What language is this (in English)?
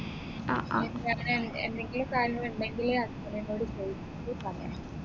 Malayalam